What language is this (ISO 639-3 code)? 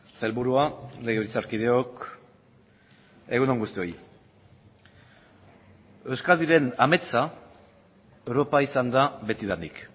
eus